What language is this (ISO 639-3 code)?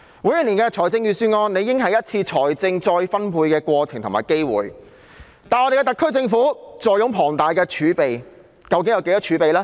yue